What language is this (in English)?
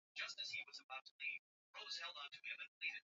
Swahili